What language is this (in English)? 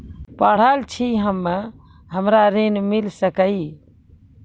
Maithili